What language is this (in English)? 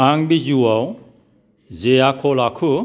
Bodo